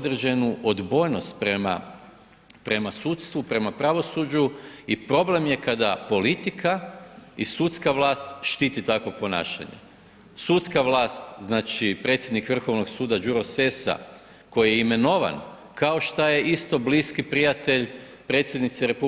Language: Croatian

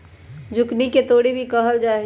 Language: Magahi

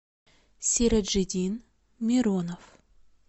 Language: Russian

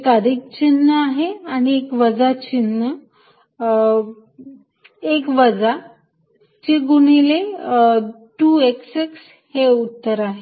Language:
Marathi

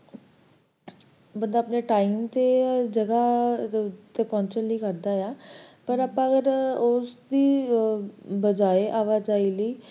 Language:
Punjabi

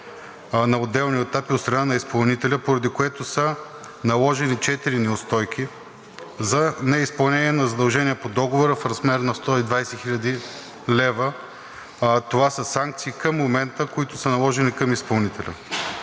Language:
Bulgarian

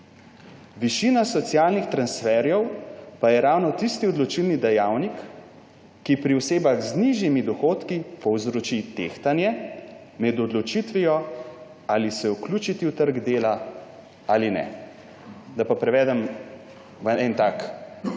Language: Slovenian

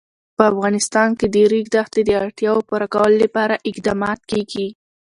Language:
Pashto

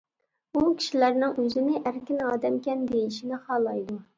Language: Uyghur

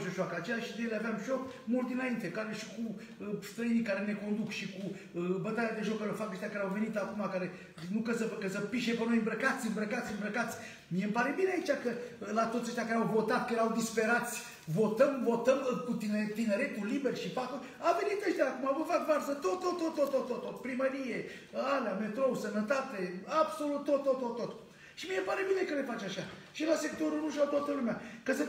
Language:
Romanian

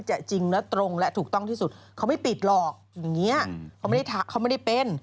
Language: Thai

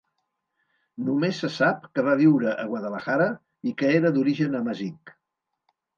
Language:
Catalan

